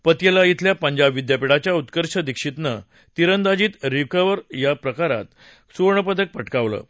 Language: Marathi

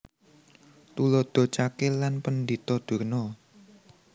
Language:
Javanese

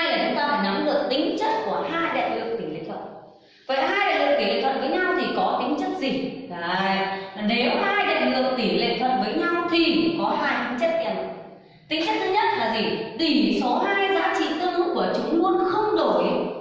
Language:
Vietnamese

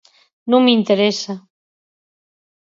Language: Galician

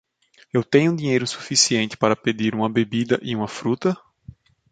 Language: Portuguese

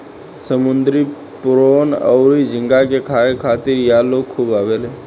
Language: Bhojpuri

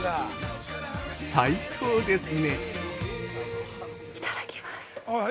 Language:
Japanese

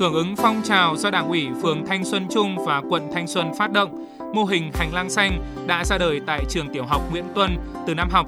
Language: Vietnamese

